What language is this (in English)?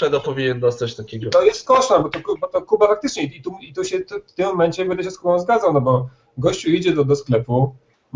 Polish